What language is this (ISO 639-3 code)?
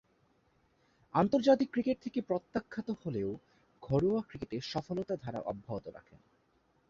ben